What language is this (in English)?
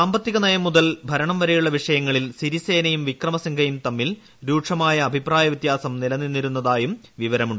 Malayalam